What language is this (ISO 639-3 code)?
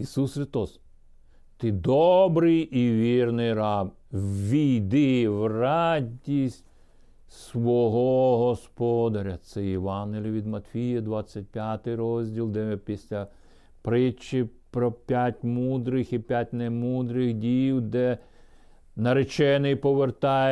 ukr